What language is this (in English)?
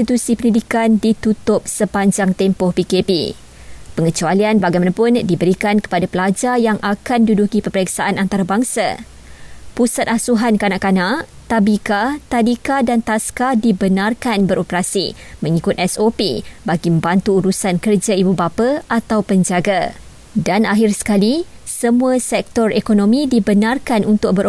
Malay